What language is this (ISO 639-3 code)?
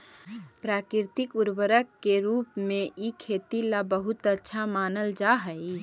mag